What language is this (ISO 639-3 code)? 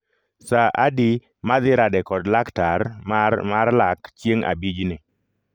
luo